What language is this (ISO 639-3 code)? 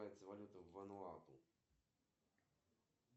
rus